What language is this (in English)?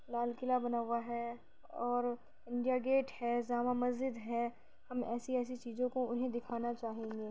Urdu